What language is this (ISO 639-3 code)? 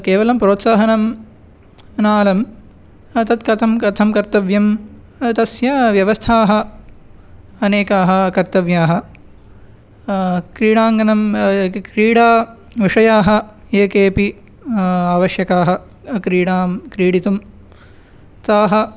san